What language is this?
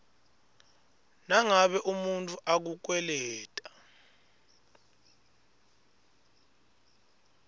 Swati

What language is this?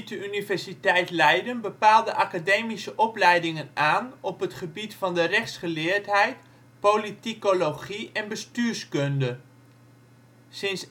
Dutch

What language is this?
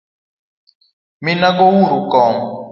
Luo (Kenya and Tanzania)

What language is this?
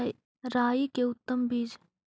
Magahi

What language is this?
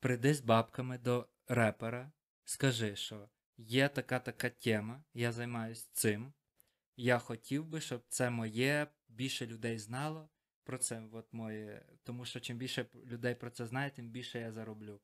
Ukrainian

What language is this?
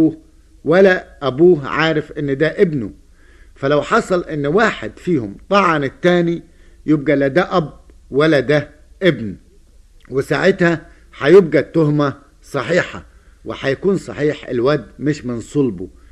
Arabic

